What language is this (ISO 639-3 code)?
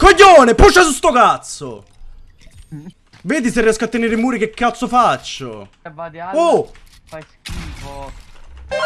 ita